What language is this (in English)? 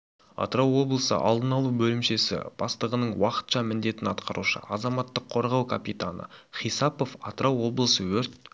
Kazakh